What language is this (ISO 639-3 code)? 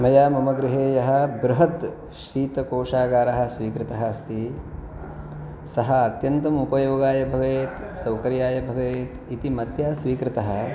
san